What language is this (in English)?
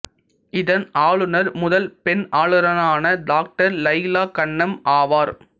Tamil